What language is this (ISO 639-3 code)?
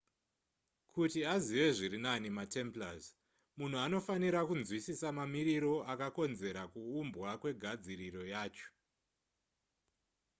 sna